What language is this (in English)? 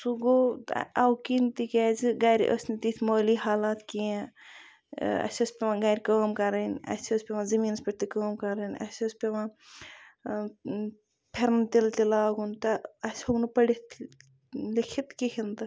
Kashmiri